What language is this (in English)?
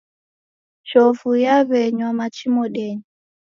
Taita